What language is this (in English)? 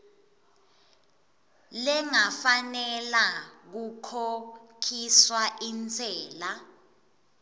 Swati